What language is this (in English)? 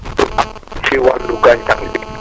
Wolof